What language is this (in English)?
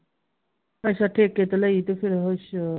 Punjabi